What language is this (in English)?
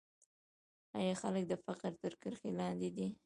Pashto